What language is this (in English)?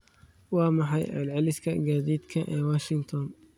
Somali